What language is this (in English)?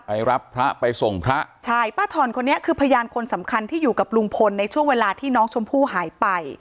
Thai